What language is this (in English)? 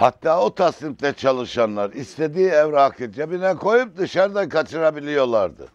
Turkish